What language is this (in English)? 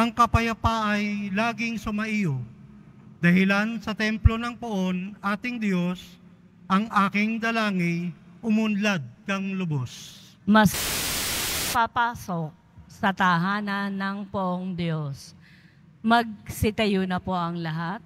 Filipino